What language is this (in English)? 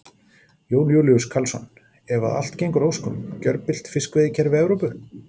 Icelandic